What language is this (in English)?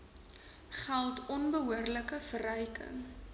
Afrikaans